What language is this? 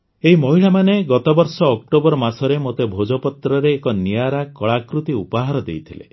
Odia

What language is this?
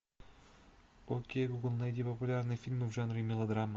Russian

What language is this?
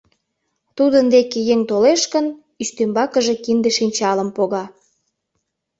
Mari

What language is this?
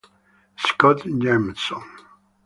Italian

